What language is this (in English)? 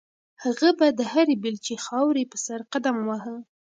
Pashto